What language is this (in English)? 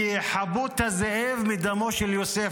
Hebrew